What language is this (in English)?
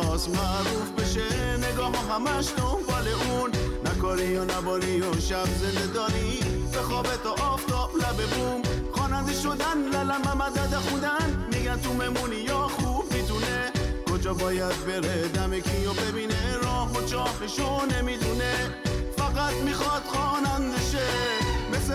Persian